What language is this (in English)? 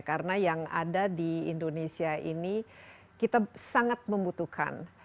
Indonesian